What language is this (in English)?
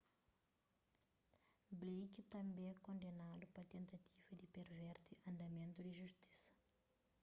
Kabuverdianu